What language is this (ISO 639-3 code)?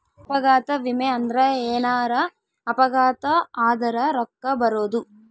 kan